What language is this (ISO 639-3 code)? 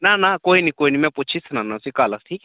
doi